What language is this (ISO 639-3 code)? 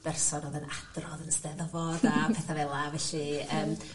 cym